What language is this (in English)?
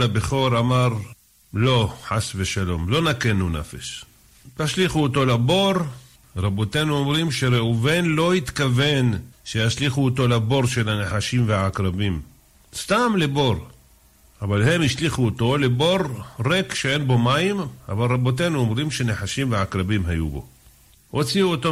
Hebrew